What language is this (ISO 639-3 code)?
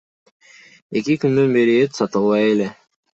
kir